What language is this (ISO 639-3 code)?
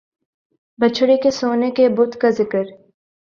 urd